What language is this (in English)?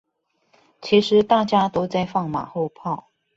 Chinese